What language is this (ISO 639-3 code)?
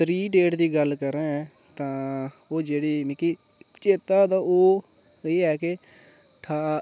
doi